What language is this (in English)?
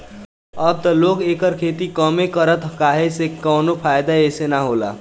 Bhojpuri